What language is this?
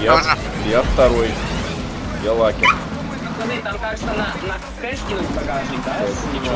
Russian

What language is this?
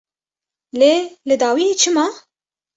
Kurdish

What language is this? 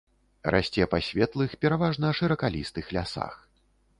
Belarusian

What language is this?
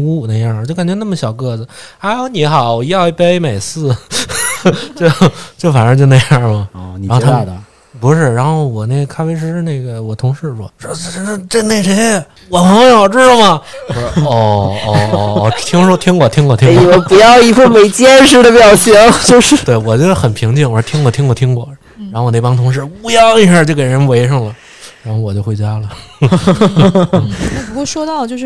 Chinese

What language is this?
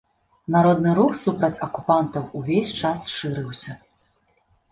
Belarusian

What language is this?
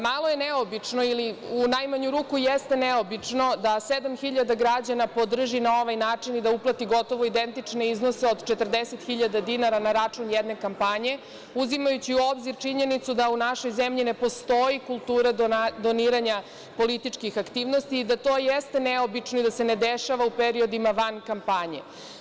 Serbian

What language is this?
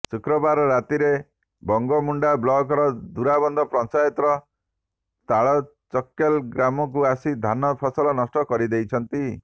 Odia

